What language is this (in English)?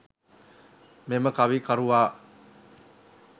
Sinhala